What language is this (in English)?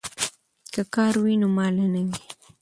Pashto